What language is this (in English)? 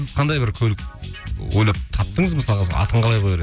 Kazakh